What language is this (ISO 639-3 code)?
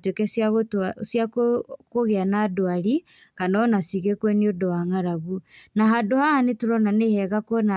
kik